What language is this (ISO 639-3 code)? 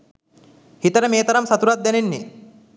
sin